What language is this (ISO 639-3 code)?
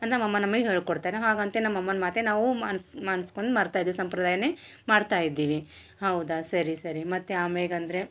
kan